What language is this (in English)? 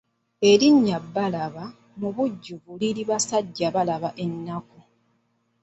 Ganda